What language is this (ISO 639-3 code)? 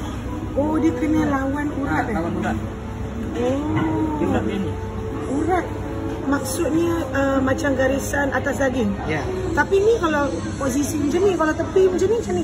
msa